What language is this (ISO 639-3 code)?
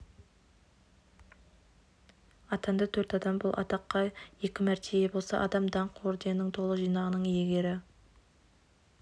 kaz